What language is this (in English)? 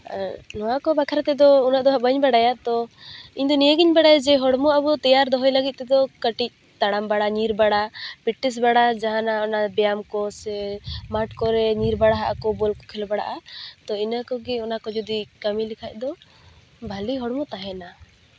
Santali